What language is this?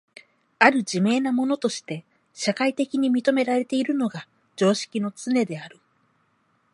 Japanese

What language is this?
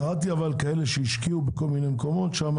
Hebrew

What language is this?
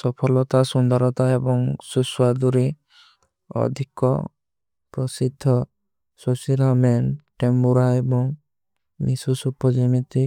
Kui (India)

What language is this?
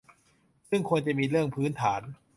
Thai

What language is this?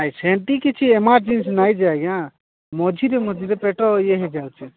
Odia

